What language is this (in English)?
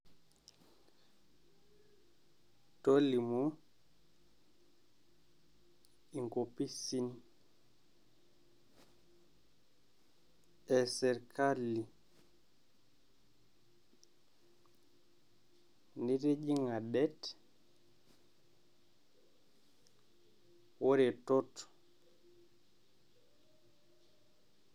Masai